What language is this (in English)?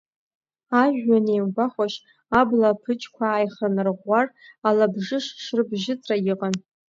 Abkhazian